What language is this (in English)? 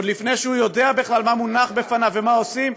Hebrew